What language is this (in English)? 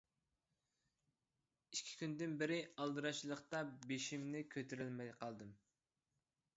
Uyghur